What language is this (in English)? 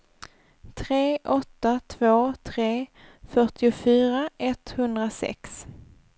Swedish